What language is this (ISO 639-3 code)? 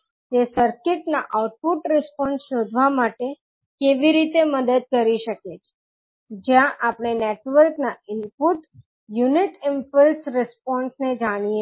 guj